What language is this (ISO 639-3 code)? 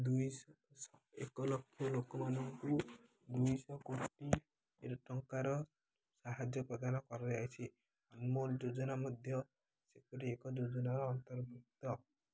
ori